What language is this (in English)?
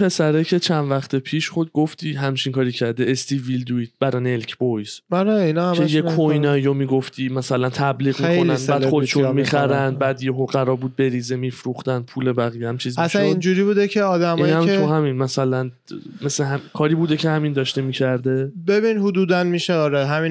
Persian